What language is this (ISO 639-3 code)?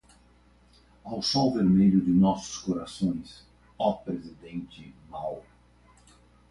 por